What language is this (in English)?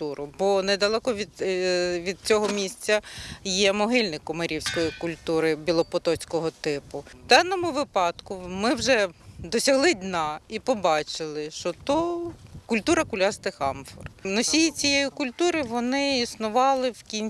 Ukrainian